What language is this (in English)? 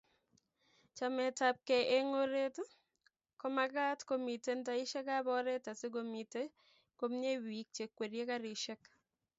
Kalenjin